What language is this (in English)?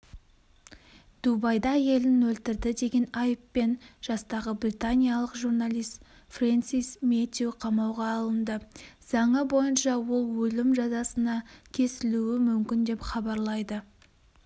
Kazakh